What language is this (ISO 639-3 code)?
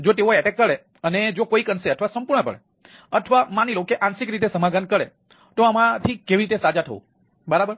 guj